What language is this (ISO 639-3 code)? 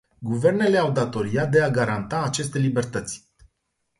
ron